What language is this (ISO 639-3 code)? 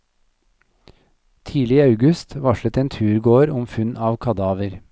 nor